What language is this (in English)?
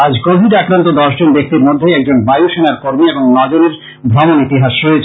Bangla